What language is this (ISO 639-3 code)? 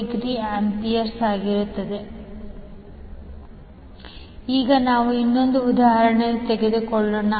kan